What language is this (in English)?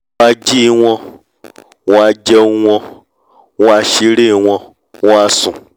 Yoruba